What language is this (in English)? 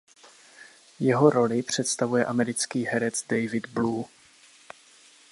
Czech